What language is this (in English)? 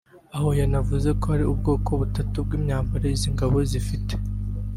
Kinyarwanda